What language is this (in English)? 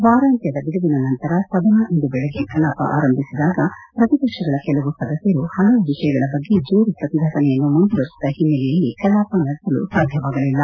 Kannada